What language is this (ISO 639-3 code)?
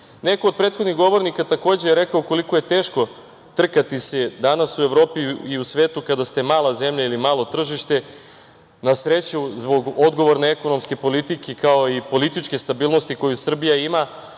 srp